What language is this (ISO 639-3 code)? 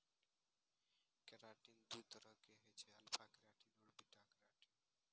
mai